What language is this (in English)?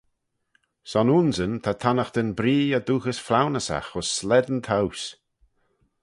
Manx